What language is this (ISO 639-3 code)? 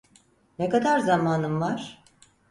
tur